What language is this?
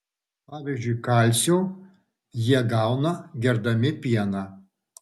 Lithuanian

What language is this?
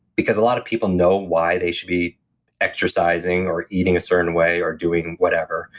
English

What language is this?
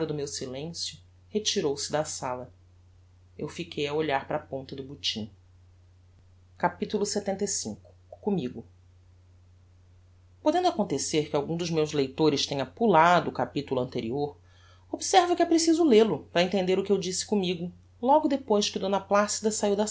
Portuguese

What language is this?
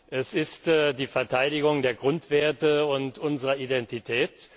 German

